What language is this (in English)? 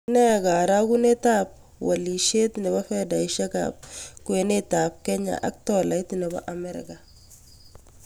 Kalenjin